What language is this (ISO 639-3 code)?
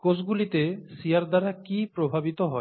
ben